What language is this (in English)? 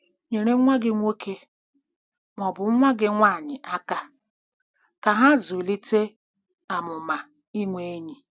Igbo